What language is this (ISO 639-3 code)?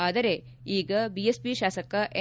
kan